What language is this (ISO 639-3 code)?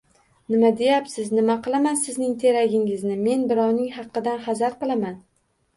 uzb